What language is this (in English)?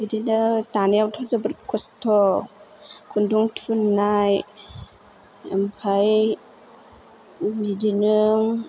Bodo